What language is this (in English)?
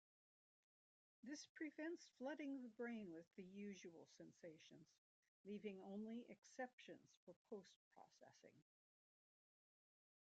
English